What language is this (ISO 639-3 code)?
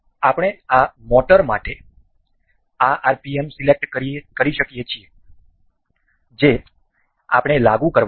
guj